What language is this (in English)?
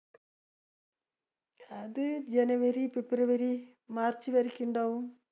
Malayalam